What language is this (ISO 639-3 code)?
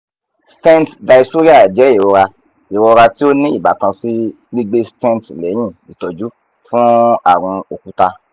yor